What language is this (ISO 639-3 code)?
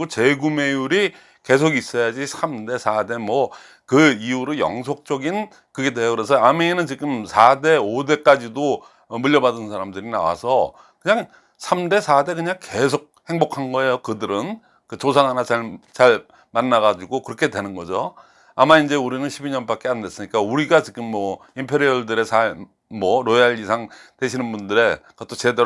kor